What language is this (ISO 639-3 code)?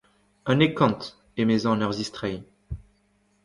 bre